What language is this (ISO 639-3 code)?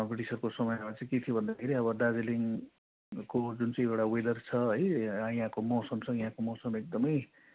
nep